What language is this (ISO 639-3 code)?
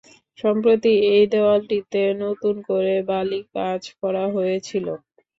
ben